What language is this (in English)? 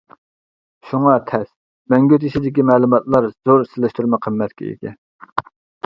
Uyghur